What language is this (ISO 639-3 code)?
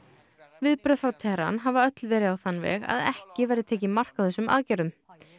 isl